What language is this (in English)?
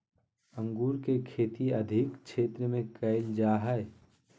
Magahi